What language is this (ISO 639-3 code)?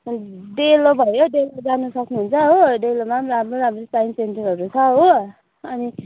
nep